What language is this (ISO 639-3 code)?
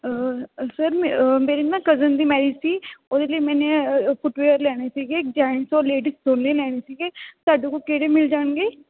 pan